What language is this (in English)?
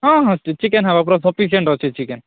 Odia